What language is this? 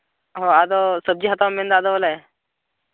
Santali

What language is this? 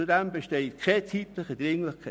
Swiss German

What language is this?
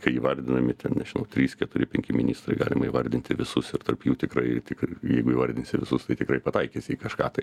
Lithuanian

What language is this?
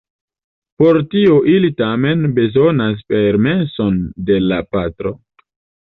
Esperanto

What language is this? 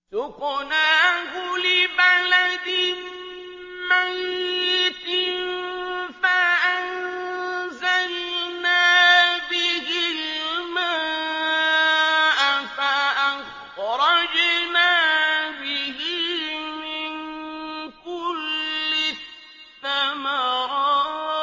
Arabic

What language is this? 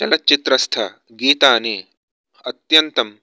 Sanskrit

